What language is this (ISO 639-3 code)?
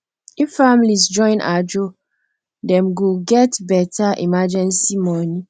pcm